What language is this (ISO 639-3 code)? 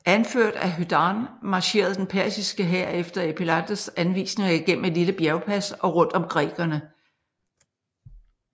dan